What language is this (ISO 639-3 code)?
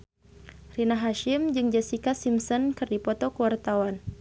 sun